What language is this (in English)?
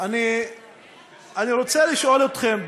Hebrew